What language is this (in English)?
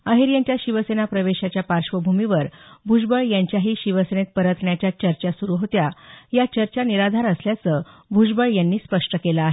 Marathi